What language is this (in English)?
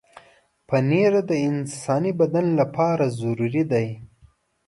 Pashto